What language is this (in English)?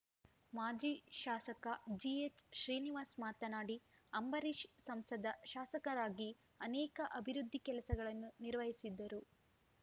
Kannada